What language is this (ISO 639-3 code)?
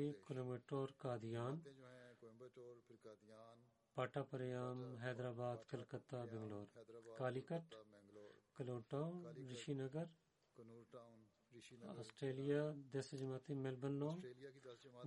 bul